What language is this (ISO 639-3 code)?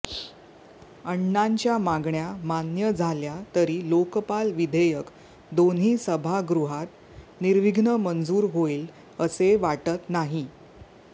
mar